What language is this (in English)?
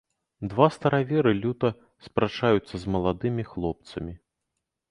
Belarusian